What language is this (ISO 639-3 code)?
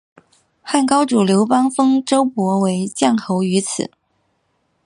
zho